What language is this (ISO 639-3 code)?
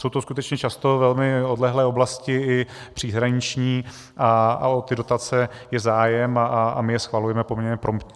ces